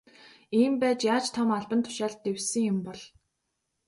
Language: Mongolian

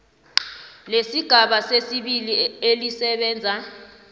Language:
South Ndebele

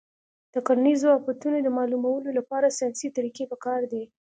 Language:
Pashto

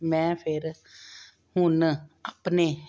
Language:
Punjabi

